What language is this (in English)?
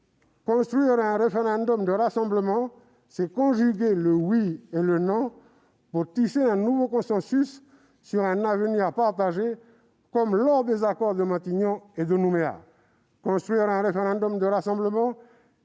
French